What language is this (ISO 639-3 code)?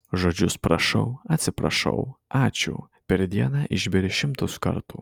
lit